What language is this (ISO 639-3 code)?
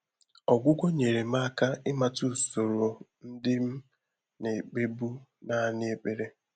ibo